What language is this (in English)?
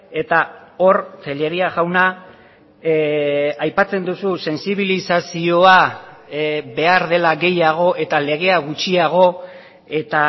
Basque